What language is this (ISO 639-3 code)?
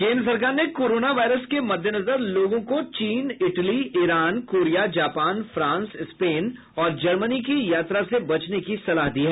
hin